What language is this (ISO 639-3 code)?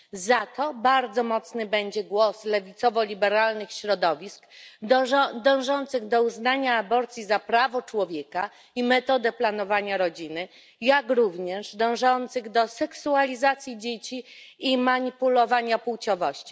pol